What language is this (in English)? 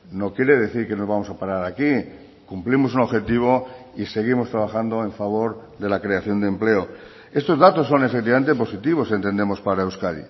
Spanish